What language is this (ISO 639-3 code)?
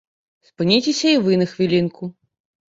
bel